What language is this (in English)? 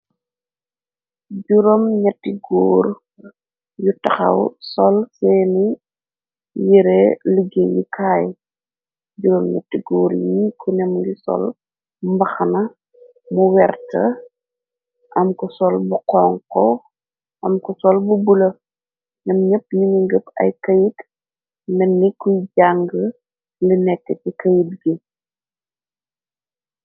Wolof